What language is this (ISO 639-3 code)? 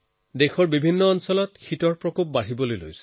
asm